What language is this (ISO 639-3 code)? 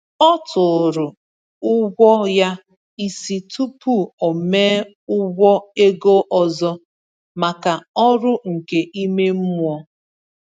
ibo